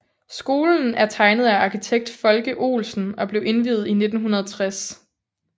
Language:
Danish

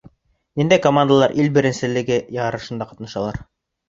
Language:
Bashkir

